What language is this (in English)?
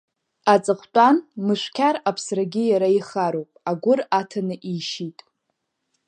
Abkhazian